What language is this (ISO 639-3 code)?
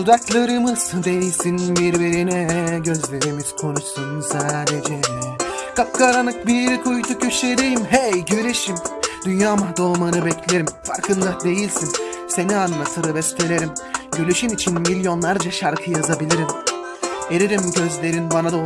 tur